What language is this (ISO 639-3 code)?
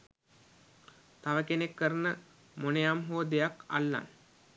sin